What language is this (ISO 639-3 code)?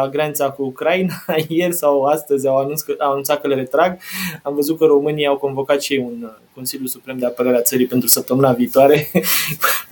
ron